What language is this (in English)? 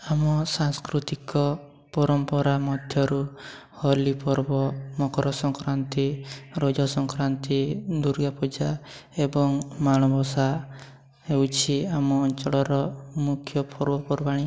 Odia